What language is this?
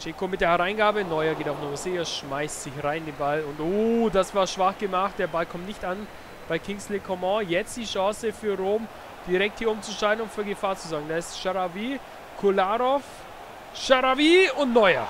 German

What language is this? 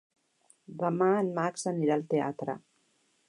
Catalan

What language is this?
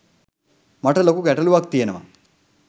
Sinhala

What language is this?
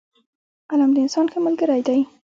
Pashto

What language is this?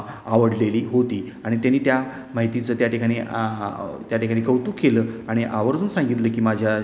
Marathi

